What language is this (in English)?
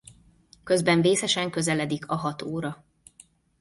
Hungarian